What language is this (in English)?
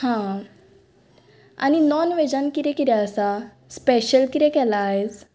Konkani